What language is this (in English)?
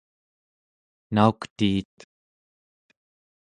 Central Yupik